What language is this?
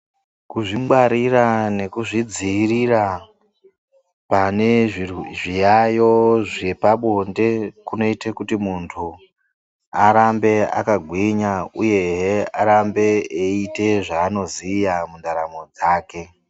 Ndau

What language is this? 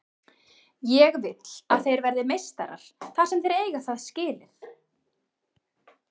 Icelandic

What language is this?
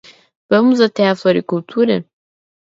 Portuguese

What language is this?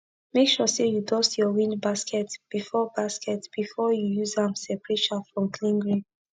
Nigerian Pidgin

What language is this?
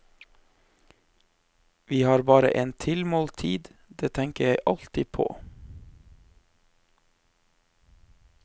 Norwegian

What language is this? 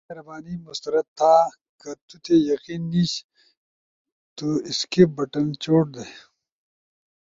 Ushojo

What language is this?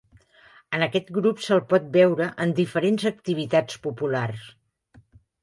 Catalan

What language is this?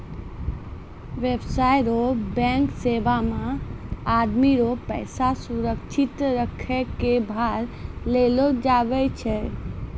Maithili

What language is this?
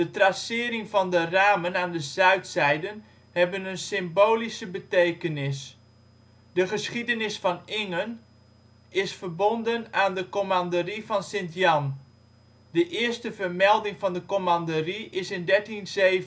Dutch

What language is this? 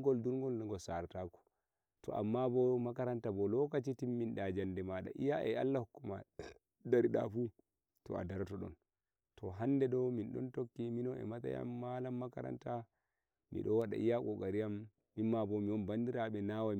Nigerian Fulfulde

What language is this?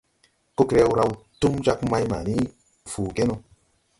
Tupuri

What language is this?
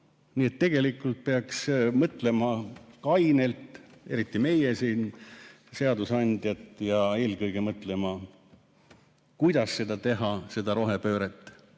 Estonian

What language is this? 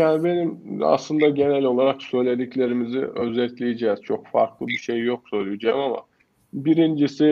Turkish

